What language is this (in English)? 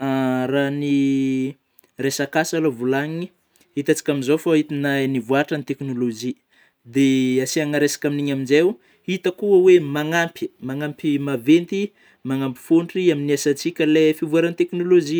Northern Betsimisaraka Malagasy